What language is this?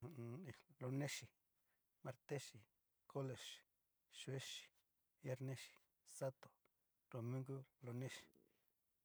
Cacaloxtepec Mixtec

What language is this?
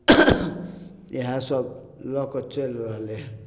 Maithili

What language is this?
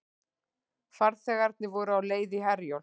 Icelandic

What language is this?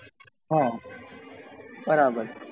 Gujarati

